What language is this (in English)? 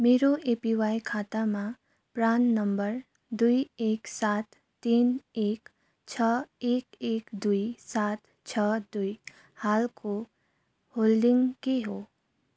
Nepali